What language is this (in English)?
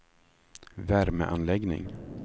Swedish